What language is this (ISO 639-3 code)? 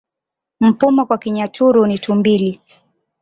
swa